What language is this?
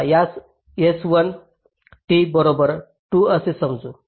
Marathi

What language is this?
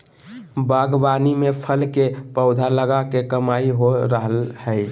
Magahi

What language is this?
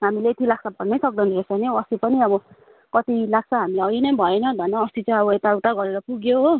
Nepali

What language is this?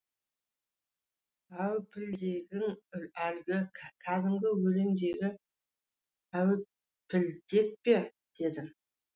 Kazakh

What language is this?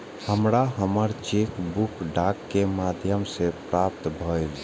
Maithili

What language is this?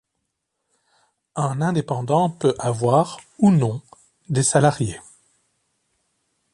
French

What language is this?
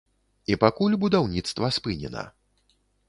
Belarusian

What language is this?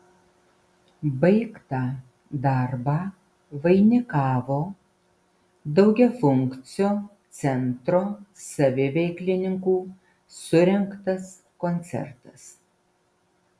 Lithuanian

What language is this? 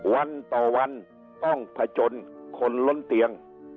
Thai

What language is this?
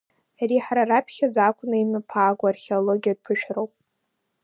Abkhazian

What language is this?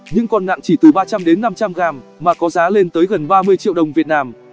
Vietnamese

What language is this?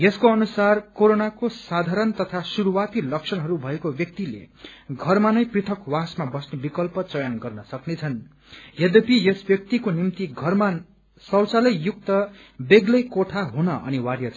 Nepali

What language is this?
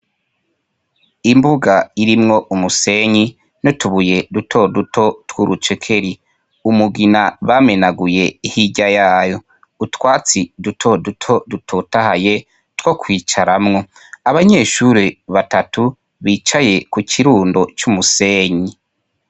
Rundi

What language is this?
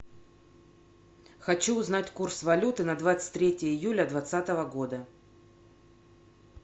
Russian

